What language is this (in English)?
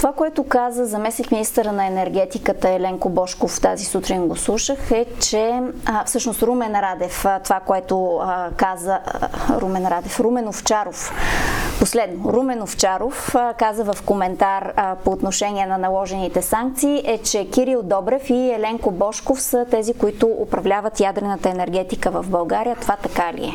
Bulgarian